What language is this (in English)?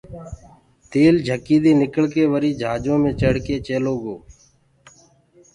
Gurgula